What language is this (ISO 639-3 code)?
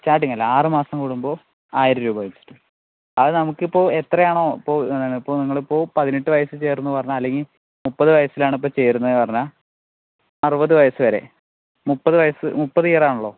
mal